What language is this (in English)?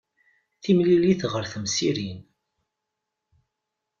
Kabyle